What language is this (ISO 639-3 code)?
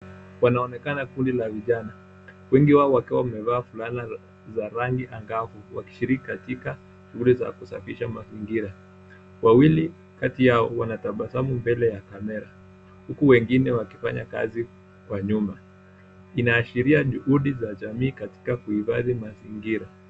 swa